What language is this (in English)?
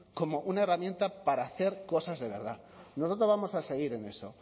Spanish